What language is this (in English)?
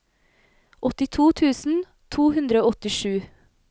Norwegian